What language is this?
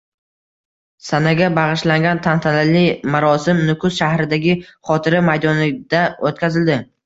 Uzbek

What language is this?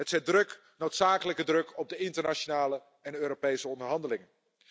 Dutch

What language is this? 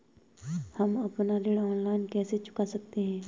Hindi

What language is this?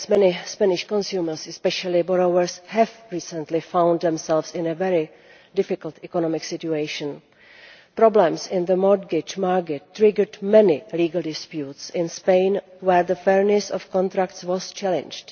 English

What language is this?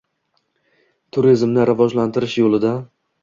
Uzbek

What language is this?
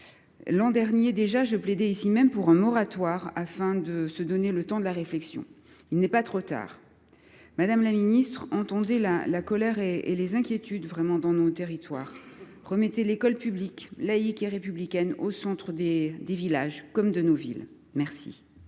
French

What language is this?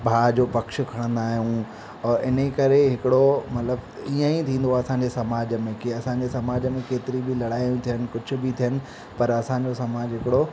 Sindhi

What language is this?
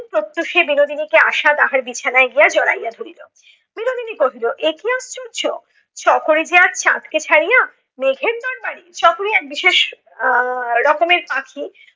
Bangla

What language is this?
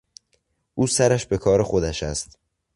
Persian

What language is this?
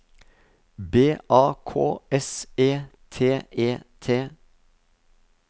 Norwegian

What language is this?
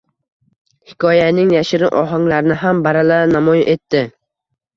Uzbek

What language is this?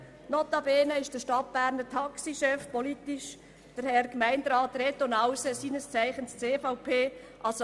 Swiss German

